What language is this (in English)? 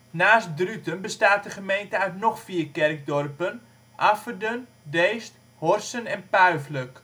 Dutch